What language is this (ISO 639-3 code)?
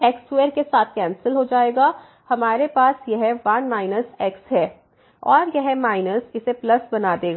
hin